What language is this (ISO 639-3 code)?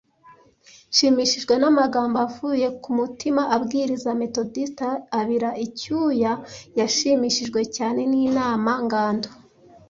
kin